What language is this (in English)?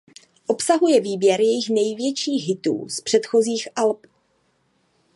Czech